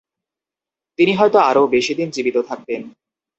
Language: Bangla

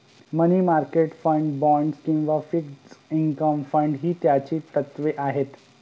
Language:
Marathi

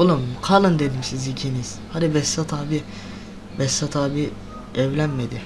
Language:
Turkish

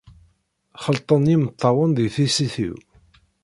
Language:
Kabyle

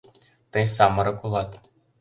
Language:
Mari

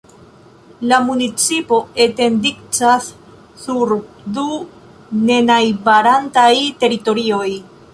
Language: Esperanto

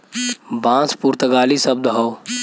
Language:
Bhojpuri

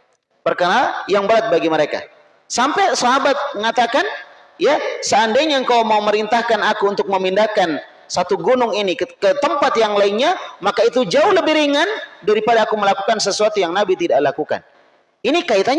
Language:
Indonesian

